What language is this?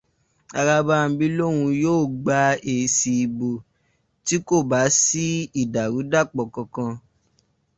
Yoruba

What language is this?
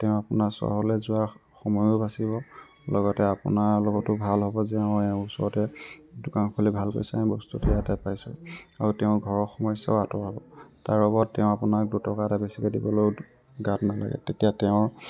Assamese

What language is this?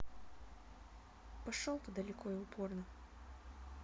Russian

